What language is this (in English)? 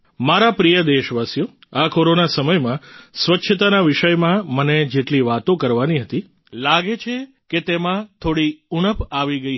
Gujarati